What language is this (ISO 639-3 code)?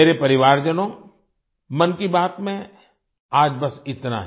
hin